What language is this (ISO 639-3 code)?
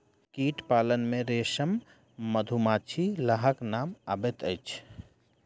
mai